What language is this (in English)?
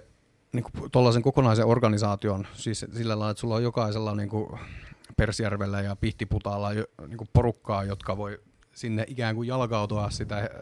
Finnish